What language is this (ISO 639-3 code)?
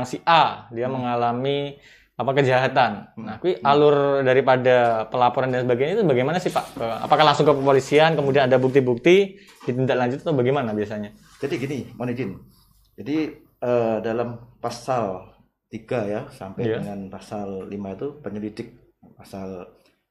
ind